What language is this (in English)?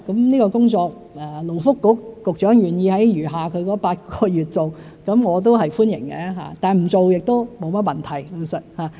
Cantonese